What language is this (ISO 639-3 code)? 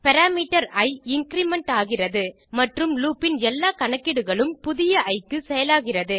tam